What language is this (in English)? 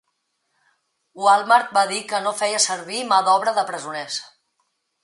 Catalan